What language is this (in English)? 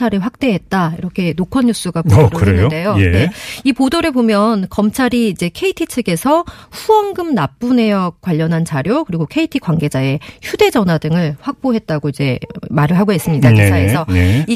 Korean